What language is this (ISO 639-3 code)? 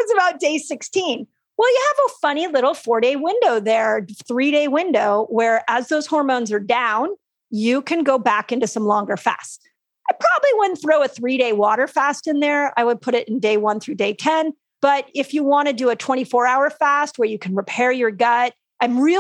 eng